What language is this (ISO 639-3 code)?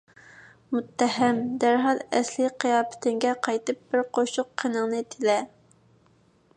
uig